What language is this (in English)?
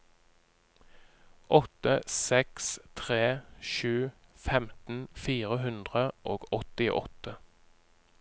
Norwegian